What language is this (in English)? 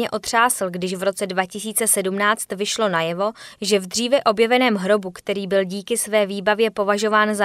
Czech